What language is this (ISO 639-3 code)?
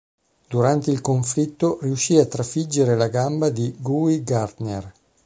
ita